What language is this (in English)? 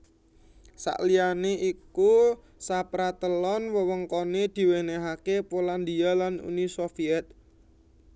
Javanese